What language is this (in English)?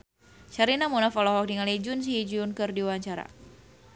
Sundanese